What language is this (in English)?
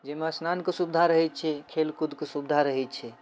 Maithili